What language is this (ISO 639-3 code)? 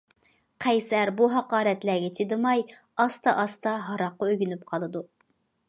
uig